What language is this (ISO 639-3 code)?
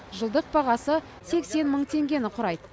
kaz